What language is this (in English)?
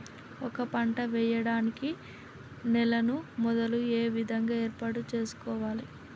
Telugu